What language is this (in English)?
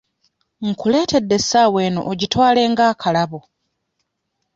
Ganda